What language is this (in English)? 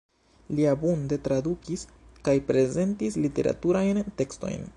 Esperanto